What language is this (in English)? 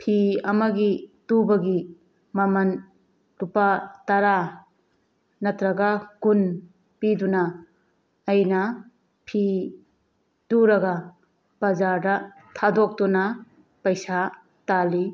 Manipuri